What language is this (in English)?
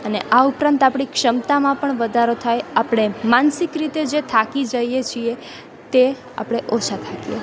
Gujarati